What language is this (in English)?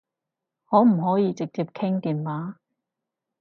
Cantonese